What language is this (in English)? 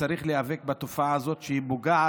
Hebrew